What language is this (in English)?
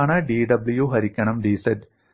Malayalam